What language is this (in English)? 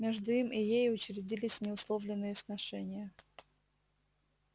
Russian